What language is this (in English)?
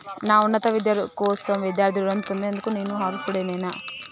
Telugu